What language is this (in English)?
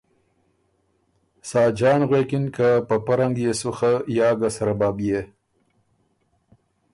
Ormuri